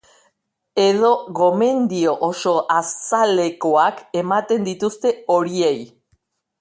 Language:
Basque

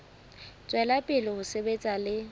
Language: Southern Sotho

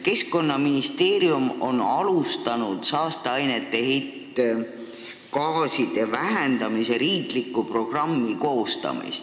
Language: Estonian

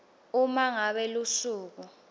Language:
Swati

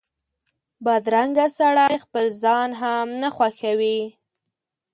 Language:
Pashto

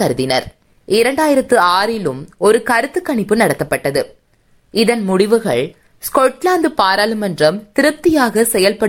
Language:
Tamil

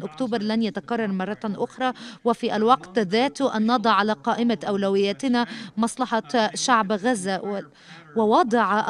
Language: Arabic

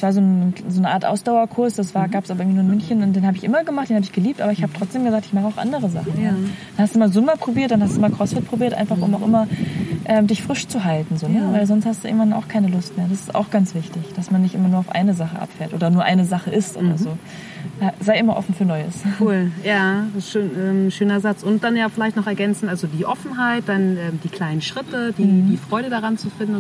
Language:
German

